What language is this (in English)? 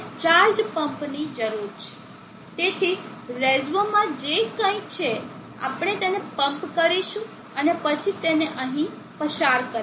Gujarati